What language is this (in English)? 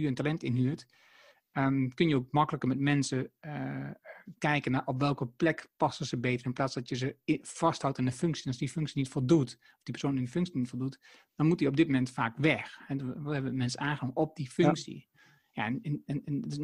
Dutch